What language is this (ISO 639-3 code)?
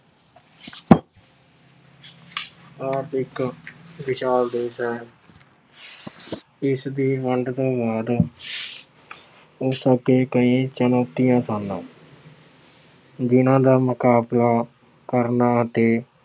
pan